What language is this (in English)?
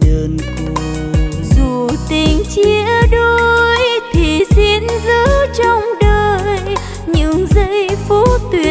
Vietnamese